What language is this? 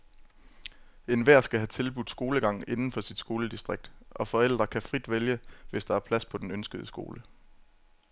Danish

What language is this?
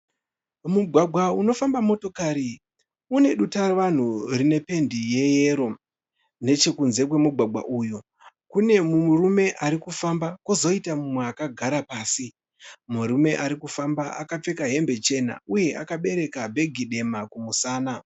Shona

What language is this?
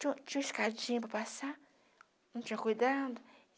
Portuguese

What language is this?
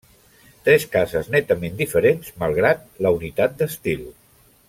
Catalan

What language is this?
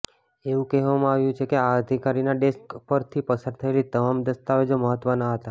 Gujarati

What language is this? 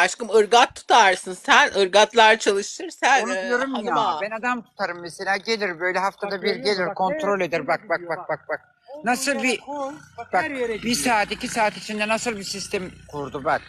Turkish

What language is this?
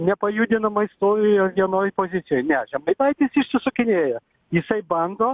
Lithuanian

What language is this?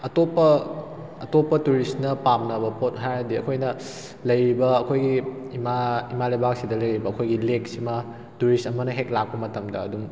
Manipuri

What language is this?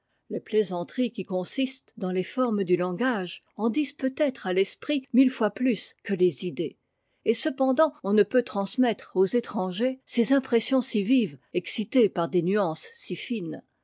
French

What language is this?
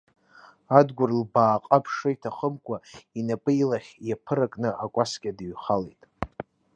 Abkhazian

